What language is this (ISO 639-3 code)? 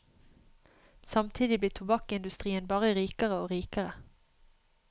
nor